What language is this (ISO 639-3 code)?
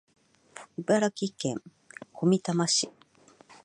jpn